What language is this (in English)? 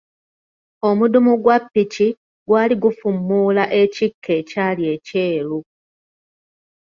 Ganda